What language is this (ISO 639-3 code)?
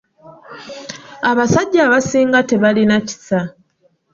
lug